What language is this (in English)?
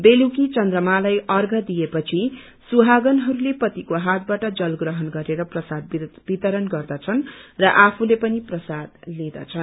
Nepali